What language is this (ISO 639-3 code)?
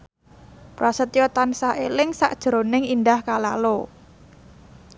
jav